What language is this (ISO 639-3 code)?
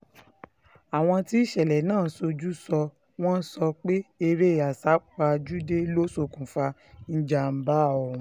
yor